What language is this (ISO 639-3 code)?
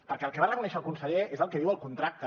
cat